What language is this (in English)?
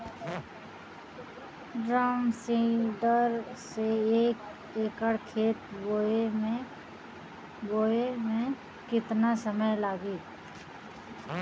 Bhojpuri